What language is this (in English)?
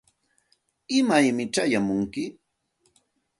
Santa Ana de Tusi Pasco Quechua